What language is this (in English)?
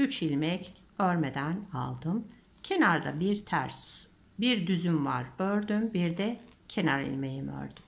Turkish